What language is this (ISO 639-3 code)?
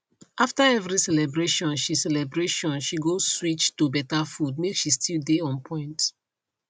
pcm